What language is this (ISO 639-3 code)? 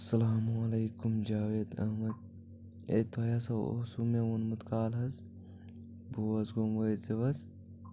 kas